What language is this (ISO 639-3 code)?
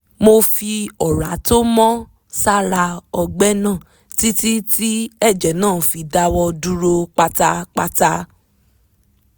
yor